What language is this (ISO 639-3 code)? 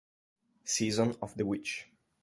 ita